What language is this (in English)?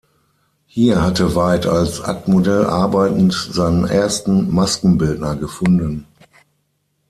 German